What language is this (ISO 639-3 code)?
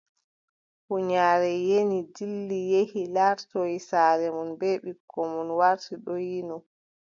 fub